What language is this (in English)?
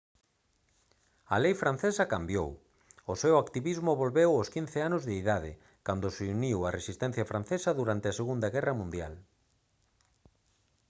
Galician